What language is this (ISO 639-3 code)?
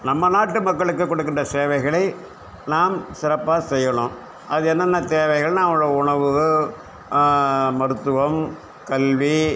tam